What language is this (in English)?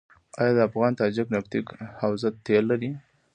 Pashto